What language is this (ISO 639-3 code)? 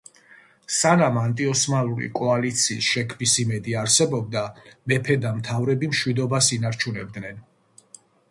kat